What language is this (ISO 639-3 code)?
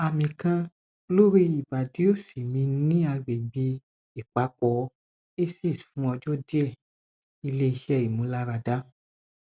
yor